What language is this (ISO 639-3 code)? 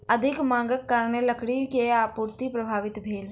mai